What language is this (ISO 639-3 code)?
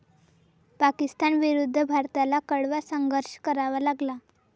mar